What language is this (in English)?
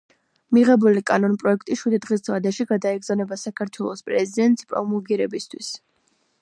Georgian